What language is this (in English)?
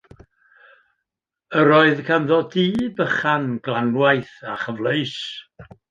Welsh